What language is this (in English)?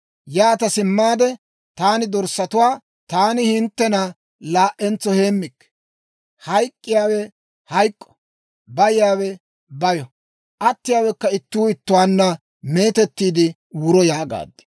Dawro